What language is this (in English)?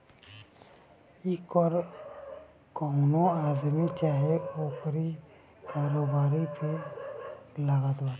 Bhojpuri